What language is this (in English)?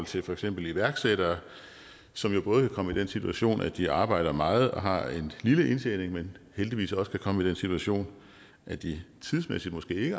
Danish